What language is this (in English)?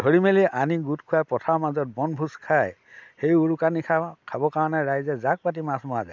Assamese